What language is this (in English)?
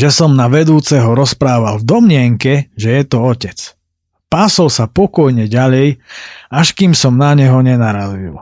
Slovak